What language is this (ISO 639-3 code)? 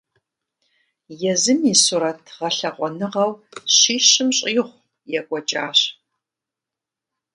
kbd